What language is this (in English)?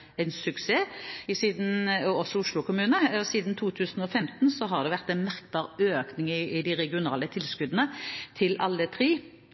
Norwegian Bokmål